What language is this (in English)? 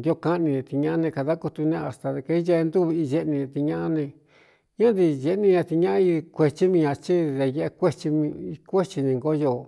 Cuyamecalco Mixtec